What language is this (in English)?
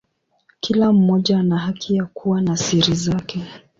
Swahili